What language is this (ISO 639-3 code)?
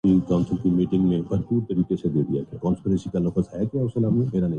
urd